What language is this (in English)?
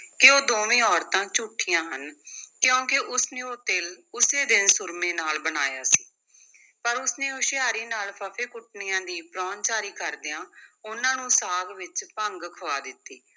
Punjabi